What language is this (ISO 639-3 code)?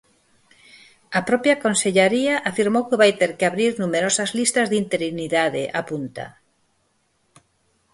glg